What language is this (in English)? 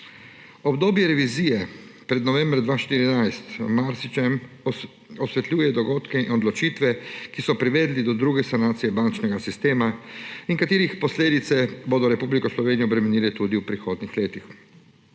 Slovenian